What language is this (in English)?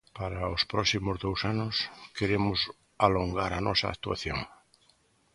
Galician